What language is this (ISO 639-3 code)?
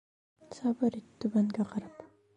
bak